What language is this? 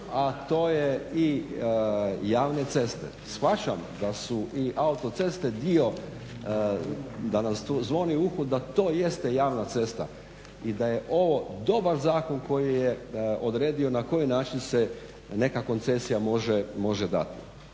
Croatian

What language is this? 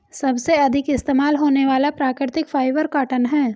Hindi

